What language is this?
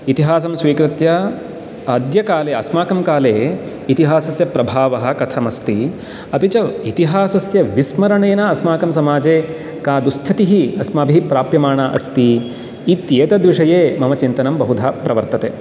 Sanskrit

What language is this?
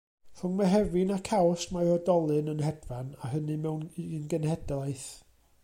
Welsh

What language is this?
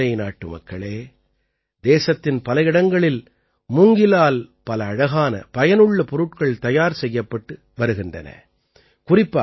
Tamil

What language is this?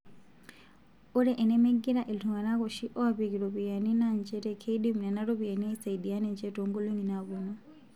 Masai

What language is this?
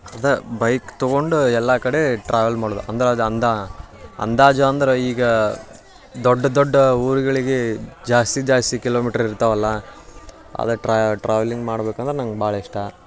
Kannada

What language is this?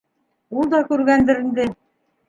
Bashkir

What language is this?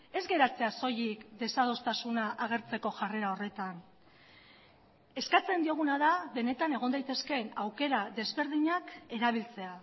Basque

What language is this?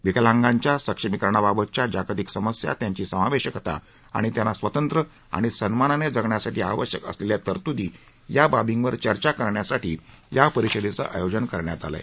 Marathi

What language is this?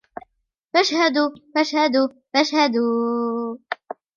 Arabic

